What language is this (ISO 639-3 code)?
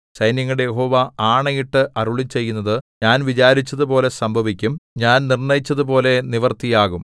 mal